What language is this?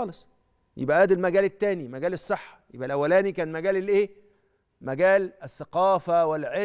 Arabic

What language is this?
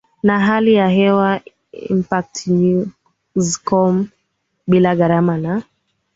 Swahili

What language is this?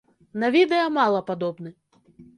Belarusian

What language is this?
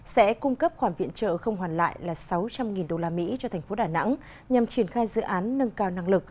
Vietnamese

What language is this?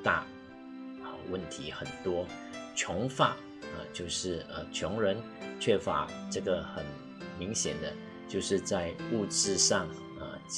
Chinese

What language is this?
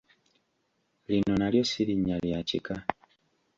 Ganda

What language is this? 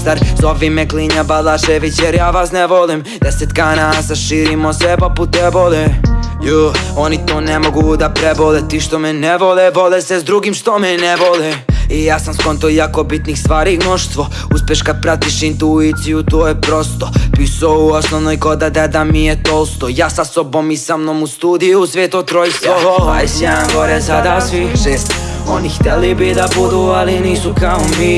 Bosnian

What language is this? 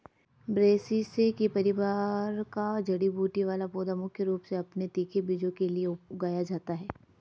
Hindi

